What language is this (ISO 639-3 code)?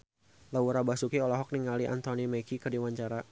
sun